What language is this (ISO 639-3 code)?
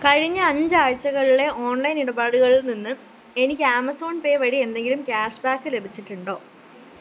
mal